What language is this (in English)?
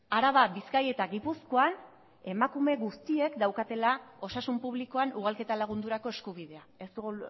Basque